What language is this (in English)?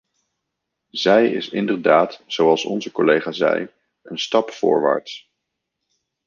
Dutch